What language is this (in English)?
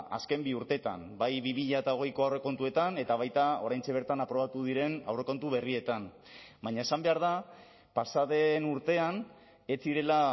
Basque